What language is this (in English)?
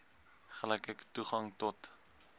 Afrikaans